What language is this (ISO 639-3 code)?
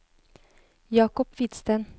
nor